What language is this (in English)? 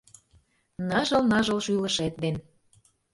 Mari